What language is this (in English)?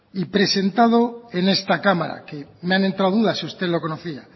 Spanish